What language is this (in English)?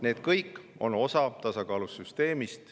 Estonian